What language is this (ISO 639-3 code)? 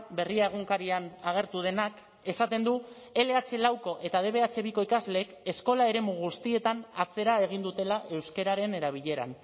eus